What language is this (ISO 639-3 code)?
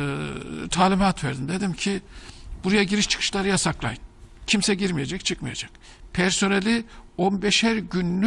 tur